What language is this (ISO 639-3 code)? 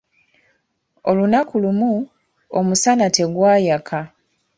lug